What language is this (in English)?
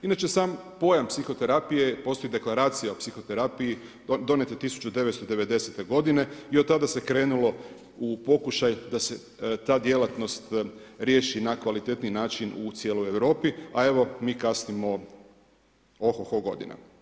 Croatian